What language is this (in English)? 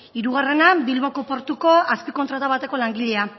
Basque